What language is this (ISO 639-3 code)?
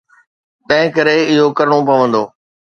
snd